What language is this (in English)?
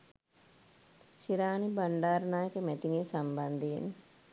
Sinhala